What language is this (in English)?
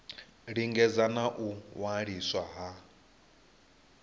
Venda